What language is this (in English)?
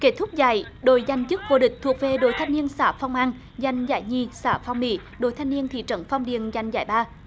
Vietnamese